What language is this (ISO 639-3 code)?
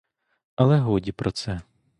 ukr